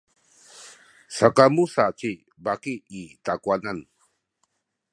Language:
Sakizaya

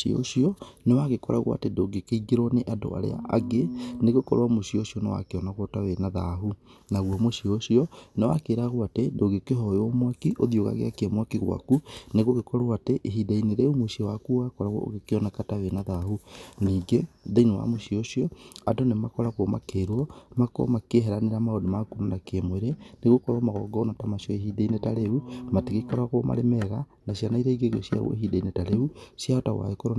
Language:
Kikuyu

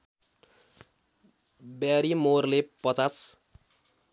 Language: Nepali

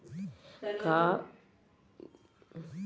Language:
Kannada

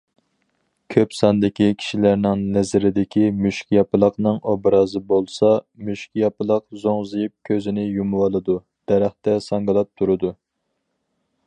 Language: Uyghur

